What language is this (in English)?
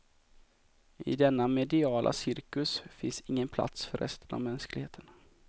Swedish